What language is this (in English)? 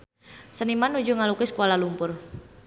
Sundanese